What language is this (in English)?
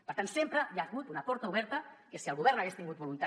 Catalan